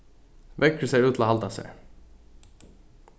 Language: Faroese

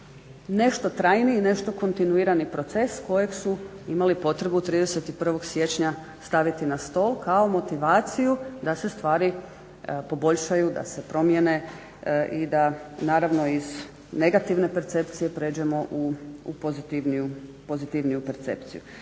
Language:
Croatian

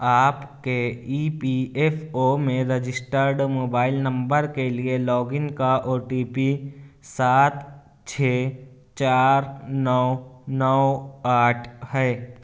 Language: Urdu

